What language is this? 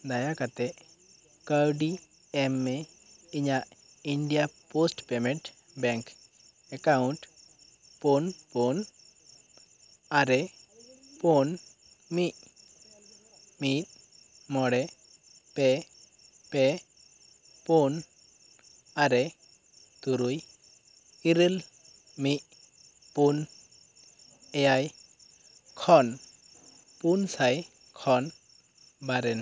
Santali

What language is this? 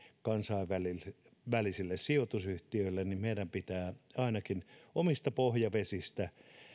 Finnish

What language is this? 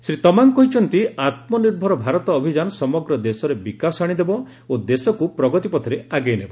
Odia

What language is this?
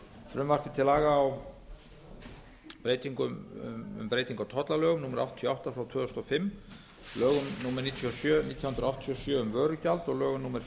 Icelandic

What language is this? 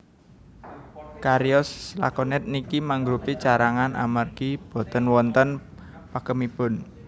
Javanese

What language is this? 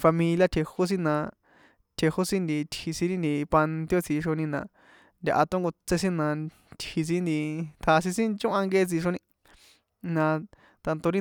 San Juan Atzingo Popoloca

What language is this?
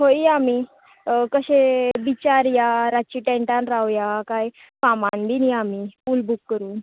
Konkani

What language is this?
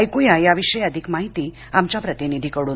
Marathi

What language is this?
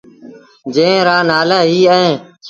Sindhi Bhil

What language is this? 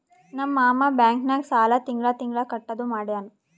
Kannada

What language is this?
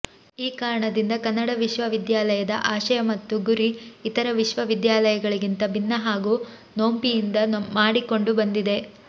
Kannada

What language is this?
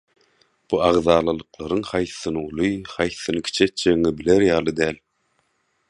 Turkmen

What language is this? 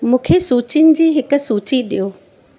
Sindhi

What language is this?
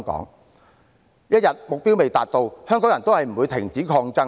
Cantonese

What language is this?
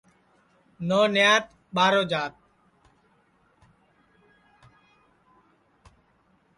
Sansi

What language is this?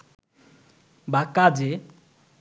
Bangla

